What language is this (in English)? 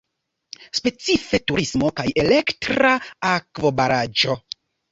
Esperanto